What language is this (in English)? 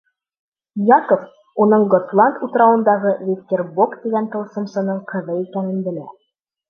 Bashkir